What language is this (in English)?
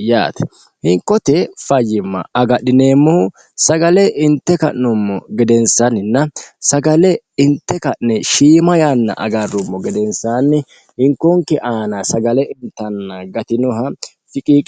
Sidamo